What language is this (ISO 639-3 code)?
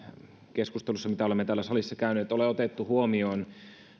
fin